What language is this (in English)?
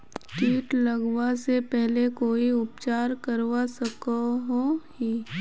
Magahi